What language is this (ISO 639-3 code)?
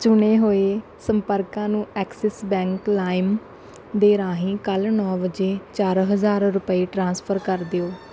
pan